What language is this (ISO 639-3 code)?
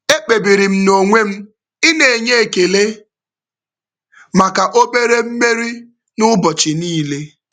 ibo